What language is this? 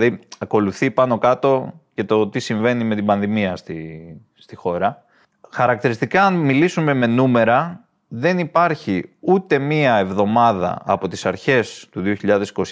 Greek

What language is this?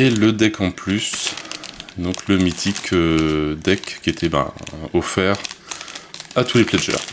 French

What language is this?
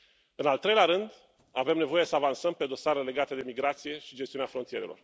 Romanian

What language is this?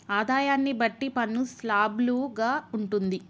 Telugu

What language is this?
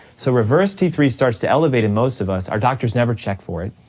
English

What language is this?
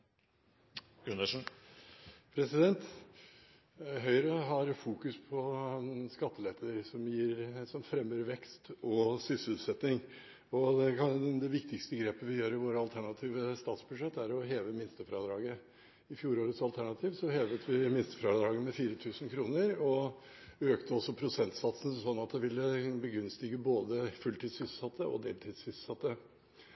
Norwegian Bokmål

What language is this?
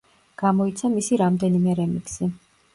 Georgian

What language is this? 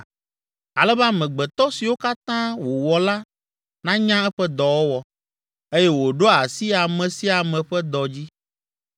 Ewe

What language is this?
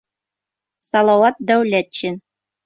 Bashkir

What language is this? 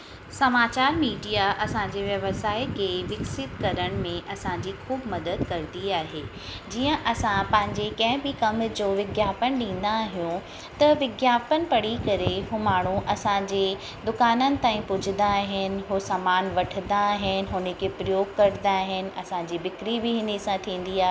Sindhi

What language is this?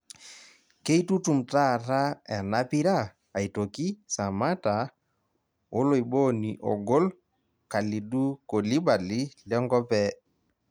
Masai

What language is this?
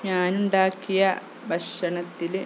Malayalam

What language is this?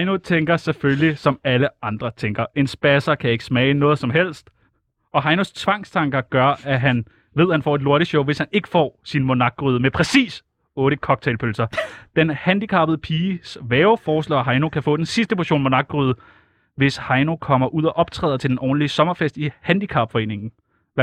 Danish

